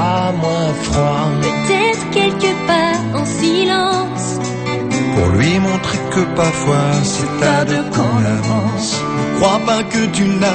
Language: Latvian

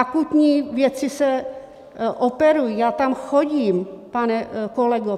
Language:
Czech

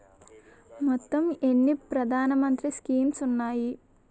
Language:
Telugu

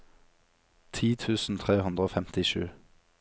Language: Norwegian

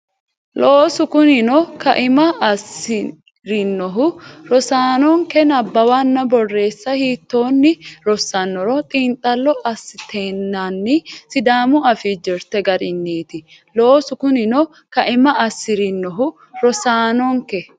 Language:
Sidamo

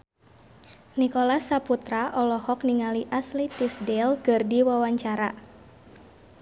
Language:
Sundanese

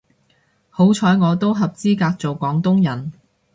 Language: Cantonese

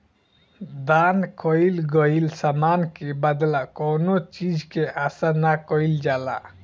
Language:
Bhojpuri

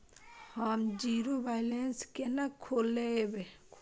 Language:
Maithili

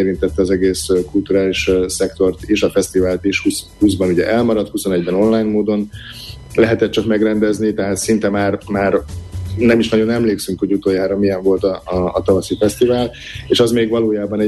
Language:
Hungarian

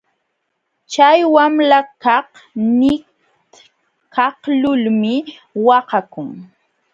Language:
Jauja Wanca Quechua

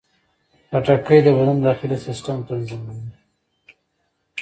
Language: Pashto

